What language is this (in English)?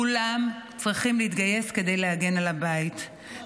Hebrew